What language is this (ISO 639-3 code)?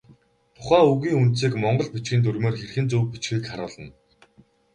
mon